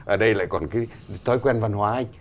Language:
Vietnamese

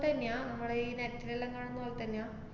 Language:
Malayalam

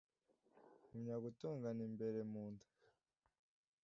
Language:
Kinyarwanda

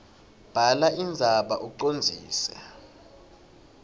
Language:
Swati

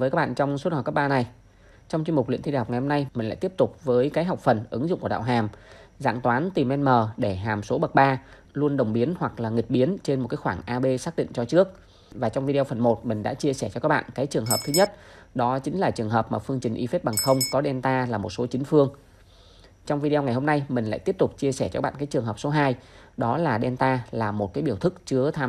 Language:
Vietnamese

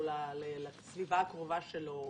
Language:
Hebrew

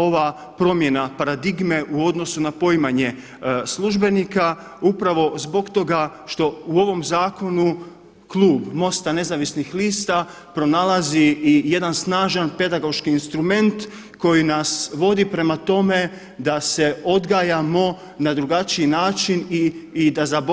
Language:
Croatian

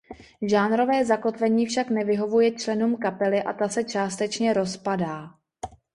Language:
Czech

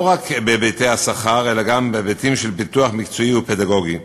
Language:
Hebrew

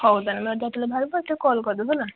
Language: Odia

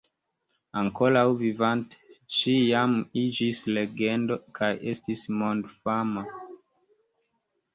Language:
Esperanto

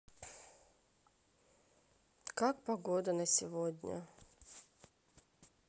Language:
Russian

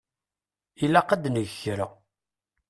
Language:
Kabyle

